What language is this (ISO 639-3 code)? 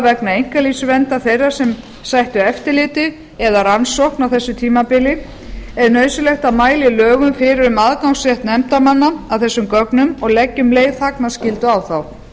isl